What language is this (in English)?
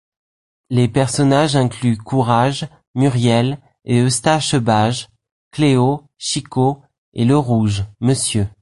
French